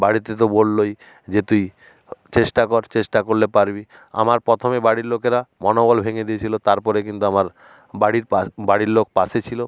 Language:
Bangla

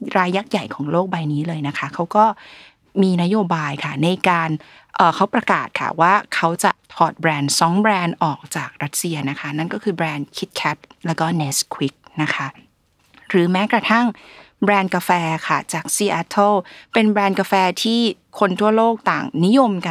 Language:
Thai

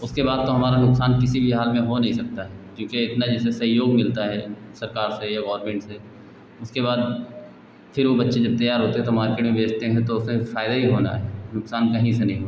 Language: Hindi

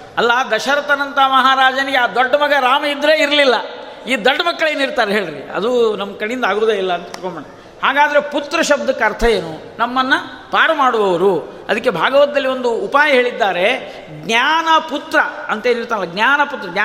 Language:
Kannada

